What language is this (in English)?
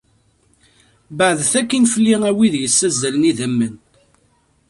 Kabyle